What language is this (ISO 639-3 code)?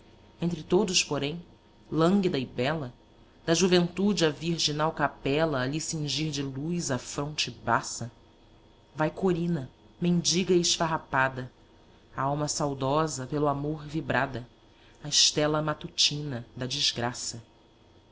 por